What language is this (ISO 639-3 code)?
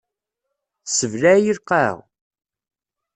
kab